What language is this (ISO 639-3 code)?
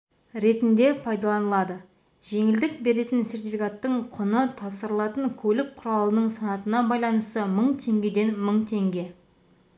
kaz